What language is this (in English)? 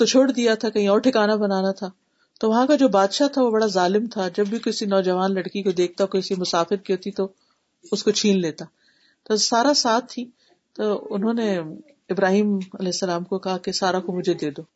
Urdu